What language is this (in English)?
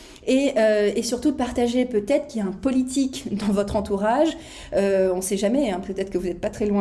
French